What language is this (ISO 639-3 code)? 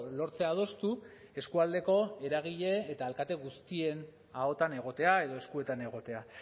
eus